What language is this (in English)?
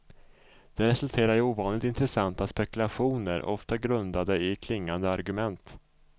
Swedish